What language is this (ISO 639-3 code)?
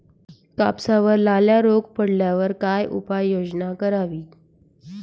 mar